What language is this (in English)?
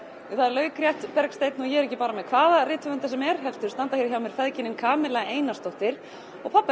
Icelandic